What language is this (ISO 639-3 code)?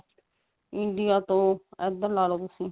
pan